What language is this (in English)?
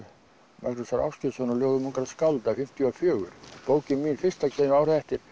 Icelandic